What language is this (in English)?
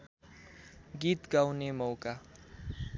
Nepali